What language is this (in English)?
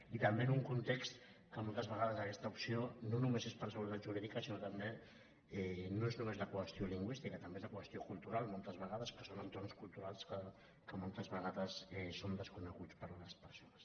Catalan